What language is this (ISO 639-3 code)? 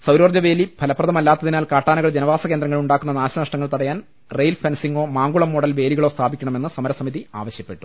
mal